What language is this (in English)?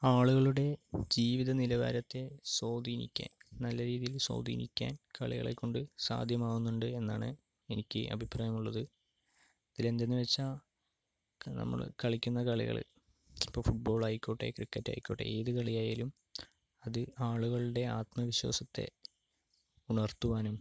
Malayalam